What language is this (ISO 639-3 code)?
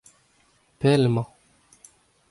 bre